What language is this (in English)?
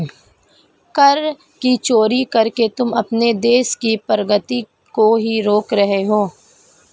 Hindi